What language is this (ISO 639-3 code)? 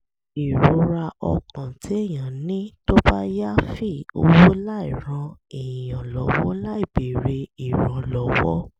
yor